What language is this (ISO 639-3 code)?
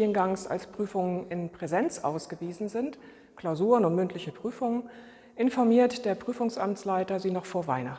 deu